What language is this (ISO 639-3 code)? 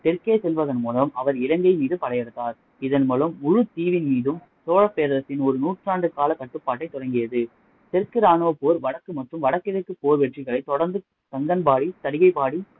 tam